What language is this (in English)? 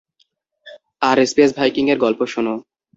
Bangla